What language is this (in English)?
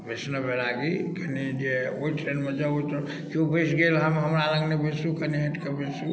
Maithili